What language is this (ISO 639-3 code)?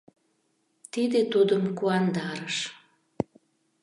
chm